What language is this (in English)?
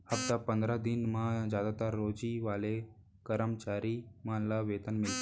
Chhattisgarhi